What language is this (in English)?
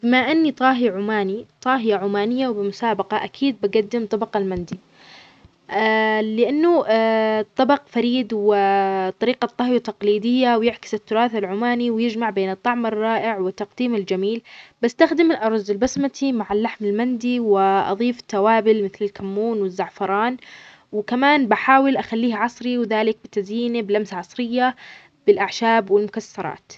Omani Arabic